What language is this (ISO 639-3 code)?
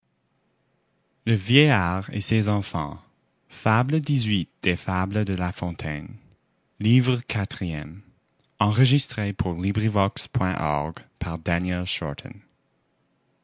fra